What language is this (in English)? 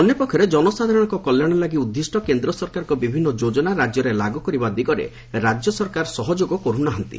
Odia